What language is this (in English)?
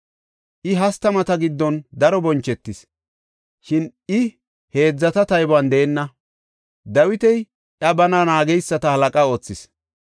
Gofa